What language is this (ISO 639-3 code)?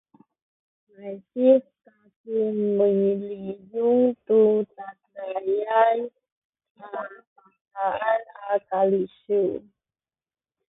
szy